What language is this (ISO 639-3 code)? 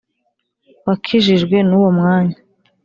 kin